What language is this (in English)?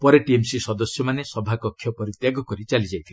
Odia